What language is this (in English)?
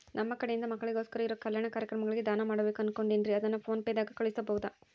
Kannada